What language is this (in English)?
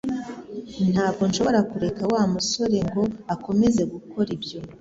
Kinyarwanda